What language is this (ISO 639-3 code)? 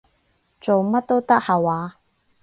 yue